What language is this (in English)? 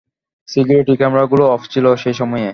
Bangla